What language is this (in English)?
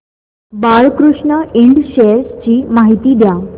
Marathi